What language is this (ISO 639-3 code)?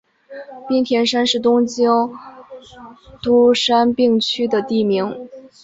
zho